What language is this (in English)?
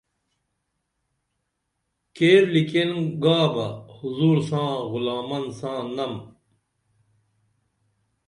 Dameli